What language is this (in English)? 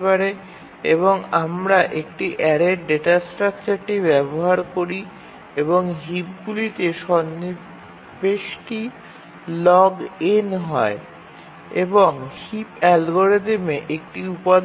Bangla